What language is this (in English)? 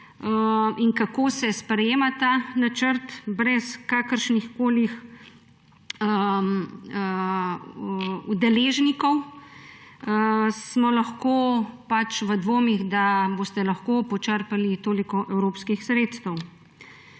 Slovenian